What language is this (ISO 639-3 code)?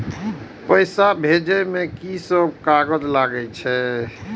mai